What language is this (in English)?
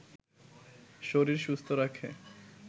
Bangla